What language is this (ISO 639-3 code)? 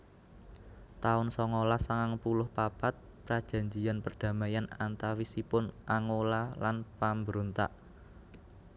jav